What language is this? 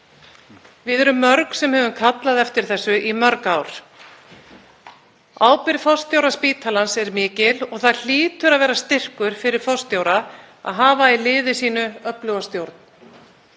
Icelandic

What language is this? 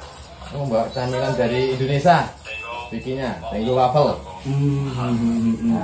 Indonesian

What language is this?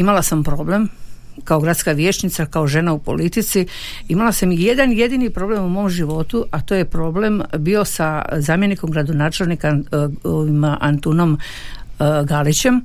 Croatian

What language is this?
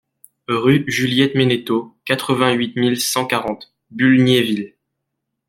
French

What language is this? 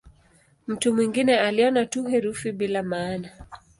Swahili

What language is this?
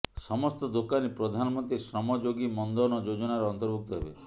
Odia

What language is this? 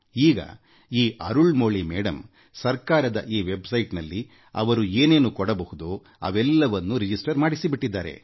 Kannada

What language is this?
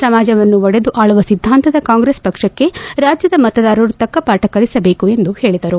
Kannada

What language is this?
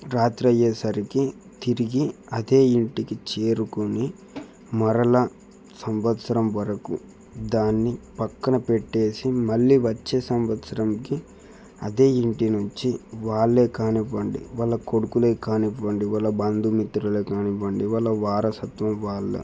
Telugu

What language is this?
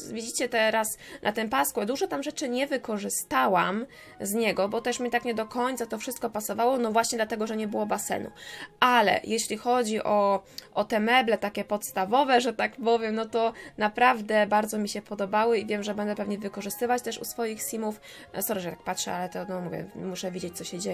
Polish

